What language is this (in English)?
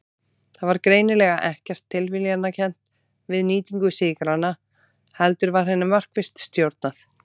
Icelandic